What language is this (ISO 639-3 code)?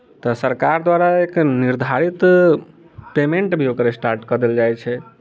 mai